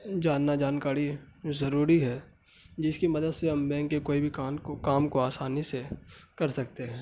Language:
Urdu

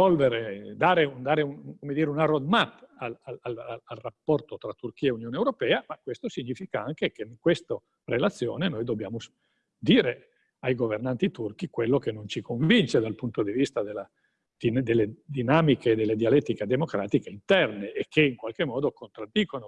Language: Italian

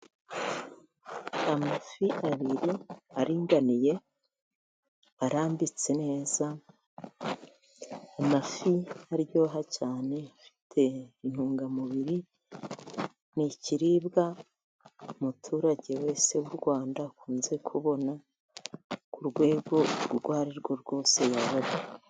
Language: Kinyarwanda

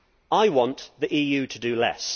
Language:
English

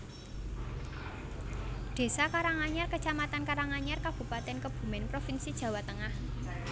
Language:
Javanese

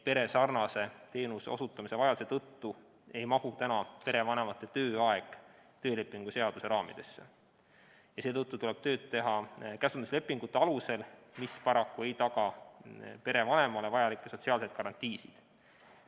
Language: Estonian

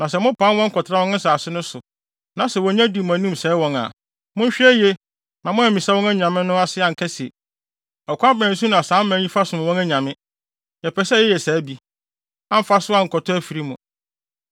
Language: Akan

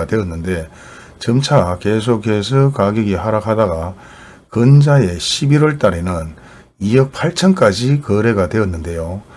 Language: Korean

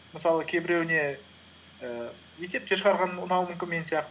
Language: Kazakh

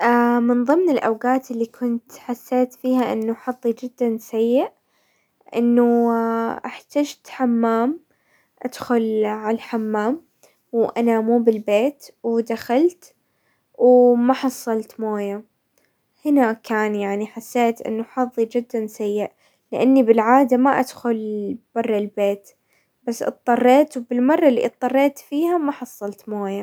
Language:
Hijazi Arabic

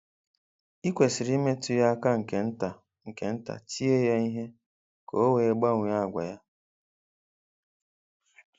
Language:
Igbo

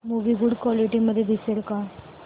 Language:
Marathi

